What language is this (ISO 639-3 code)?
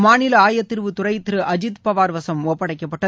tam